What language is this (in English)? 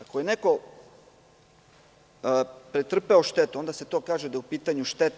Serbian